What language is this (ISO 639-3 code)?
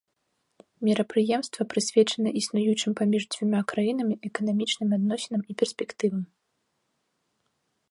bel